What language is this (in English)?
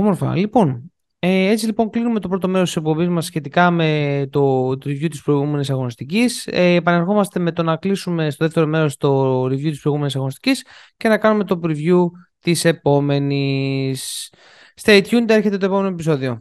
Greek